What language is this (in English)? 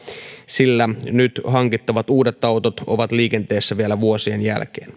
Finnish